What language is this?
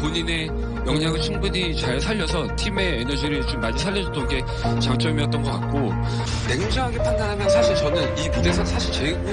Korean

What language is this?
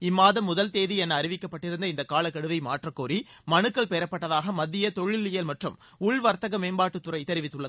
Tamil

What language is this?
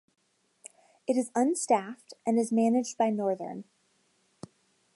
English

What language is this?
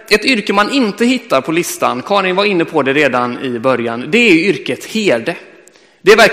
Swedish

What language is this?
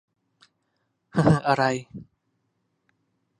Thai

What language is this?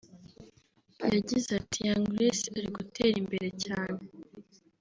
Kinyarwanda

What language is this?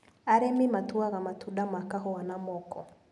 Kikuyu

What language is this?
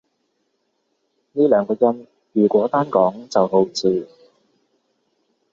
Cantonese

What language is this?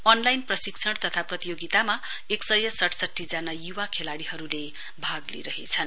Nepali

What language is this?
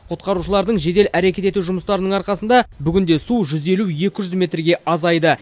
Kazakh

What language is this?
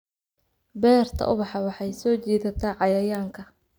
Somali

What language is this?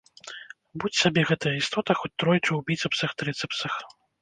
Belarusian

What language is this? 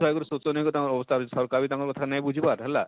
Odia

